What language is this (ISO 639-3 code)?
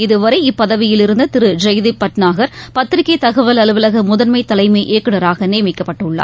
tam